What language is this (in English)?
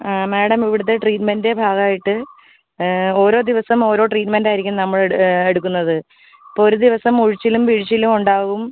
Malayalam